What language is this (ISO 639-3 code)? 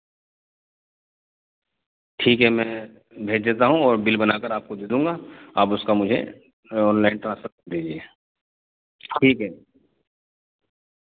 urd